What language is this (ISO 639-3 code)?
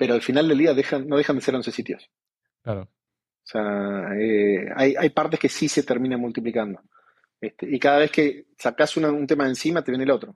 spa